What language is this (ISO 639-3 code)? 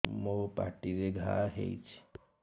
ori